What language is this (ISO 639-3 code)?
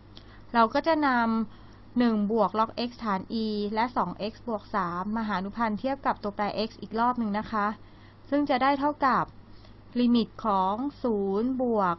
tha